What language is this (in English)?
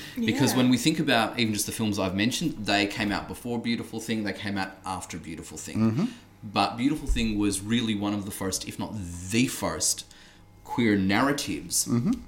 English